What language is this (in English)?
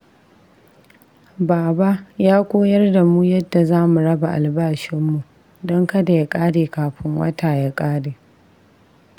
Hausa